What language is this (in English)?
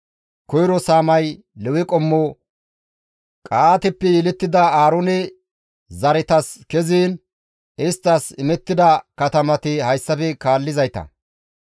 Gamo